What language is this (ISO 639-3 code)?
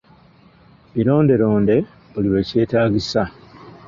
lug